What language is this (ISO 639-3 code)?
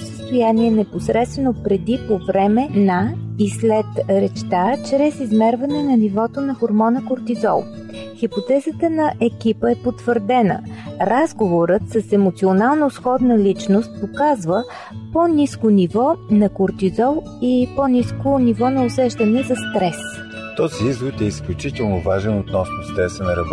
bul